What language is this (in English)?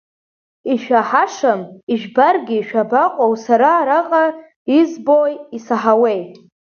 Abkhazian